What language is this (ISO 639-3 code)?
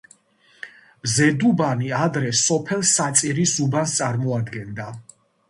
kat